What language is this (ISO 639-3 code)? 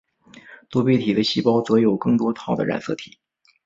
zho